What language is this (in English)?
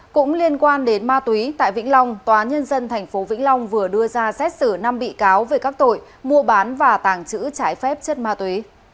Vietnamese